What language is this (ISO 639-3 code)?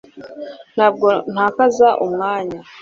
kin